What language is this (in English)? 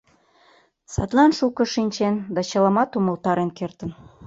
Mari